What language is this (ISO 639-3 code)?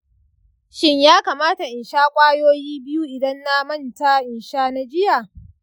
hau